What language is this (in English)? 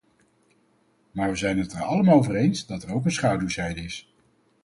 Dutch